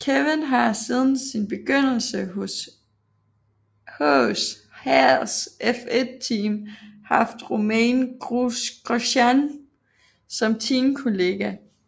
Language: Danish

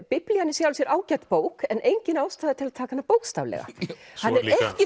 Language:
Icelandic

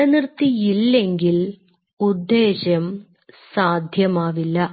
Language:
Malayalam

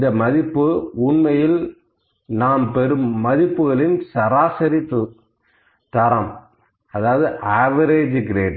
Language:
Tamil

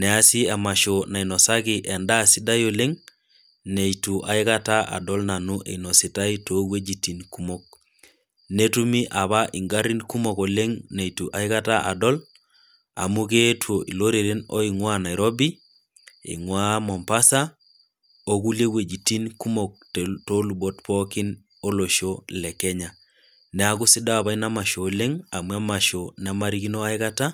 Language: Masai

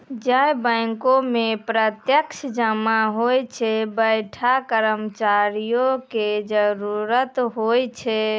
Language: Maithili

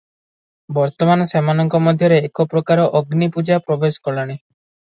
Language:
Odia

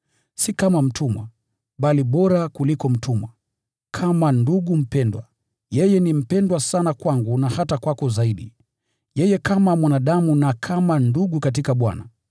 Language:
Swahili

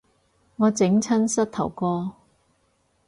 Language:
Cantonese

